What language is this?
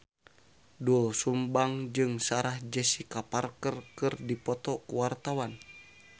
Sundanese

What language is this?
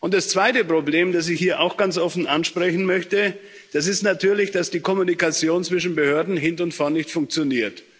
German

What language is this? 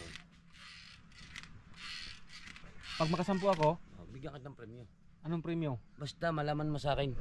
Filipino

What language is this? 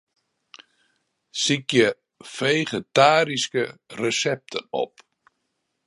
Western Frisian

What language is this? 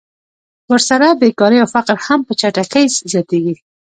Pashto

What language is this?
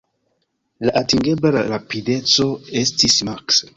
Esperanto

